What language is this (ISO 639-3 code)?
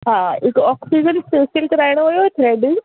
snd